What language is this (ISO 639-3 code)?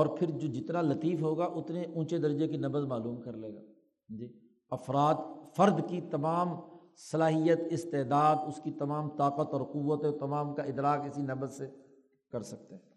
urd